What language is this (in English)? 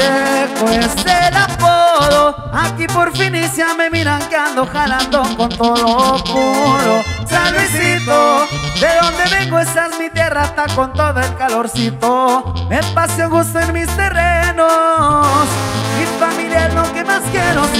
Spanish